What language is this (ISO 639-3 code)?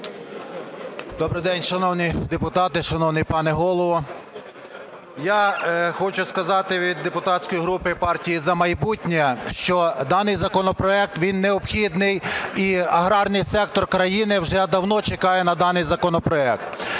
ukr